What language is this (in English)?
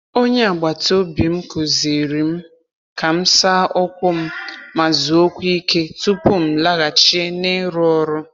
Igbo